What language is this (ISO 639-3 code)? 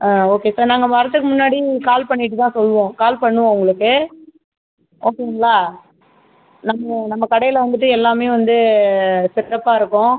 tam